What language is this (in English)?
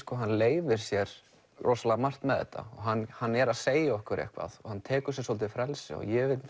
Icelandic